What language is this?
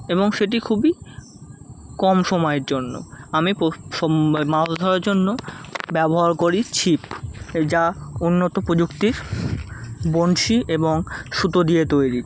Bangla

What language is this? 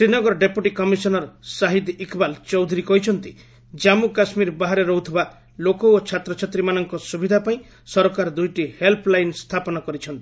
Odia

